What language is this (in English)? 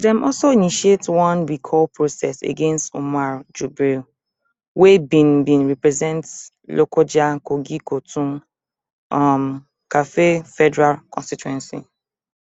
Nigerian Pidgin